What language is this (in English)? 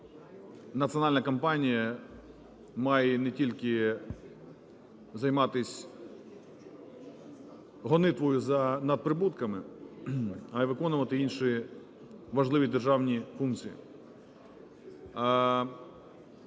Ukrainian